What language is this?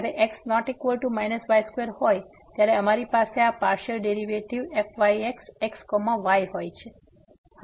Gujarati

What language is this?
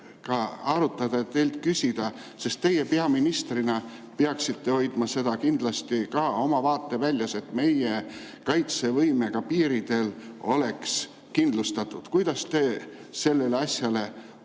Estonian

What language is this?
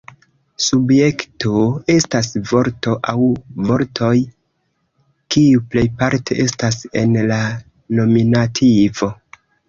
Esperanto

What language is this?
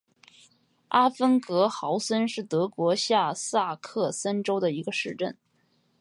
Chinese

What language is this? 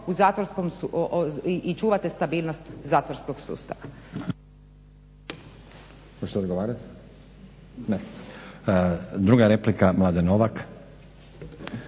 Croatian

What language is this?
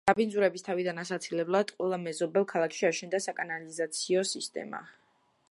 Georgian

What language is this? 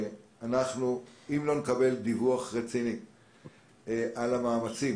Hebrew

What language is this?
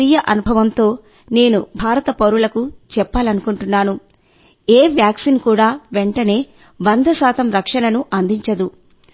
Telugu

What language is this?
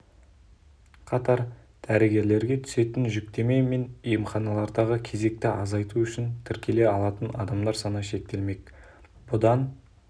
Kazakh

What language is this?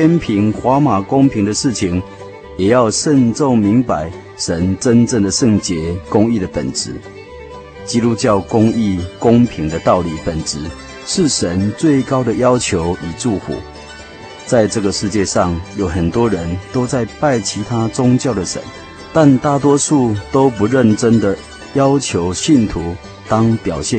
Chinese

